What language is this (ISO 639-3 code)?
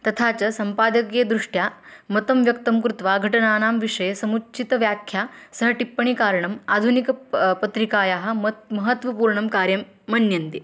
san